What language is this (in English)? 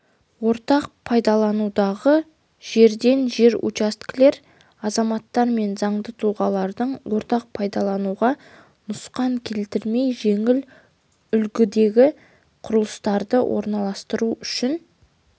Kazakh